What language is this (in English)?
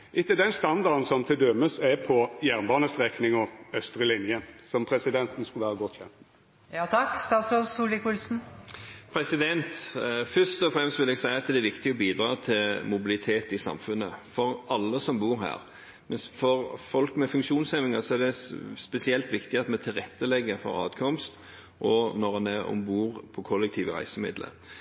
Norwegian